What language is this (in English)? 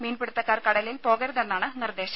Malayalam